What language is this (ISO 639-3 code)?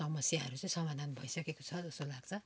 nep